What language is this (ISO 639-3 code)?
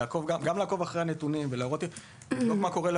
heb